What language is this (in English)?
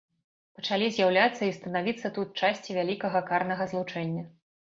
Belarusian